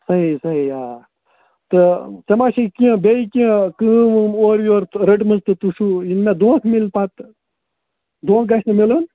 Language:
Kashmiri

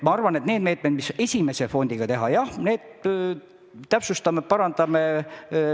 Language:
Estonian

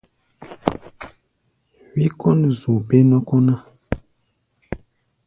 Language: Gbaya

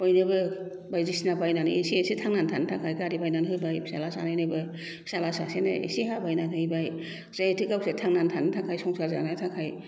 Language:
Bodo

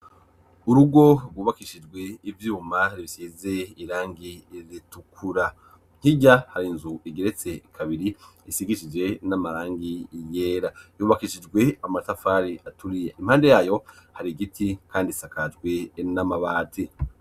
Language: Rundi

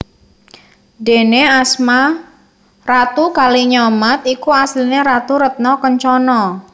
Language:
Javanese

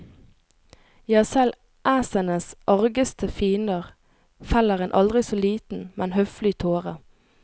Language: Norwegian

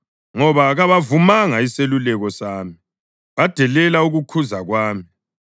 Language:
North Ndebele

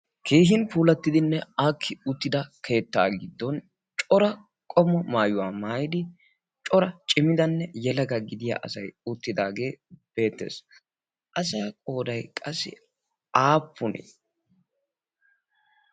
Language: Wolaytta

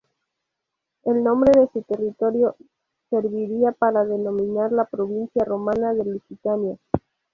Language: Spanish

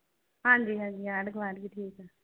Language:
Punjabi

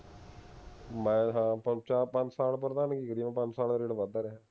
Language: Punjabi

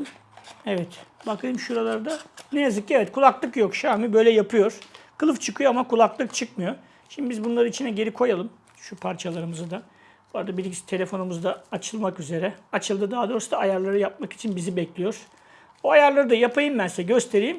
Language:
Turkish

